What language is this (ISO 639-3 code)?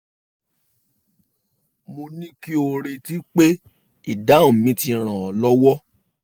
yor